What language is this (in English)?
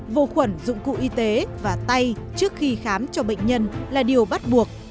Vietnamese